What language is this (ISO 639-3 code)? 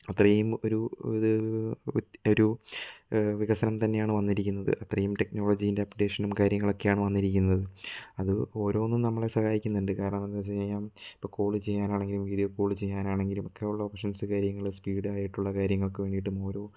mal